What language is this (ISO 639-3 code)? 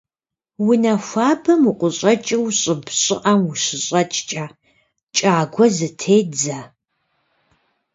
kbd